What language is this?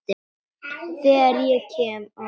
Icelandic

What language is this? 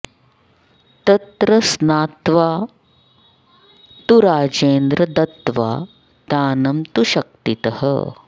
Sanskrit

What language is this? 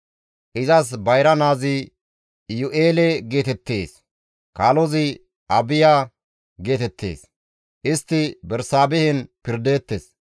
Gamo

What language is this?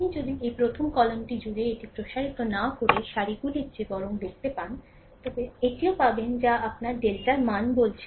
Bangla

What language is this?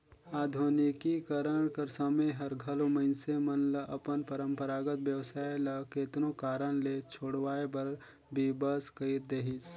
Chhattisgarhi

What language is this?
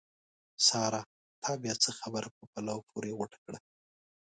Pashto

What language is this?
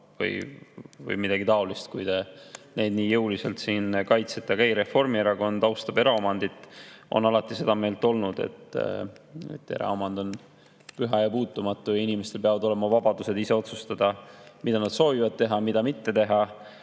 Estonian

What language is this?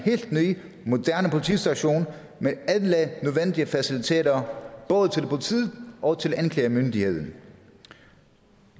Danish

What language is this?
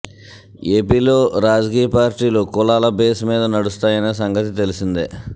Telugu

